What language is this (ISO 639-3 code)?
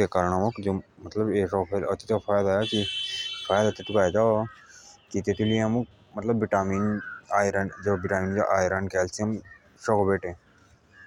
jns